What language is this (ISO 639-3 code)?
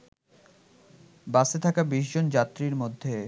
ben